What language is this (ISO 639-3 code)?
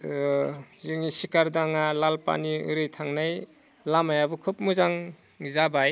brx